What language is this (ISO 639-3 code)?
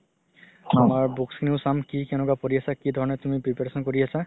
asm